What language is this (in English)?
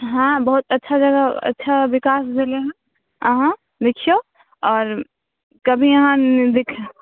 Maithili